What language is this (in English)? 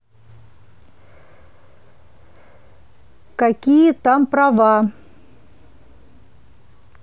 Russian